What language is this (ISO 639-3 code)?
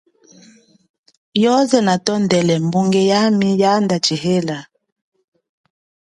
cjk